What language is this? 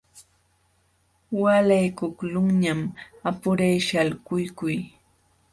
Jauja Wanca Quechua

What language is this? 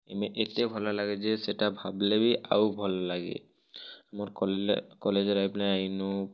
Odia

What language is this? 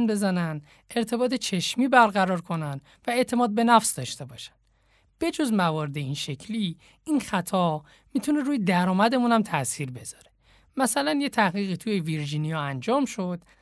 Persian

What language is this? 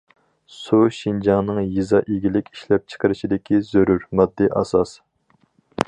Uyghur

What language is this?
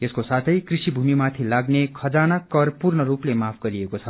Nepali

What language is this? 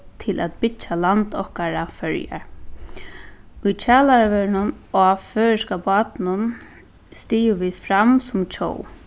Faroese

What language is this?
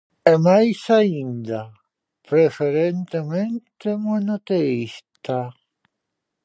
Galician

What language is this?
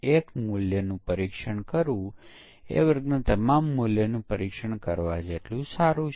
Gujarati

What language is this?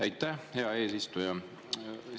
Estonian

